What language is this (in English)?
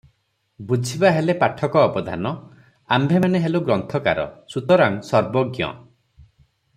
Odia